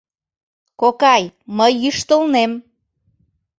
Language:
Mari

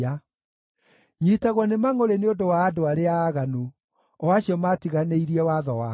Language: Kikuyu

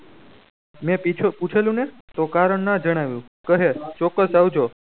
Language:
Gujarati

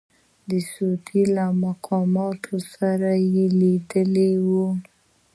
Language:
Pashto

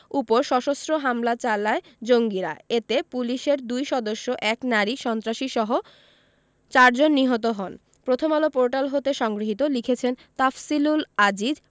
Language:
Bangla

